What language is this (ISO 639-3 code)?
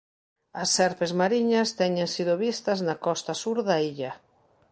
glg